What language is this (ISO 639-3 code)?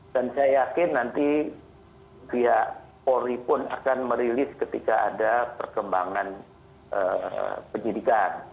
ind